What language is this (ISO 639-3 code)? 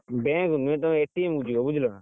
ori